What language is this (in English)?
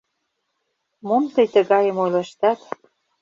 Mari